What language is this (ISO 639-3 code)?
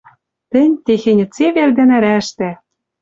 mrj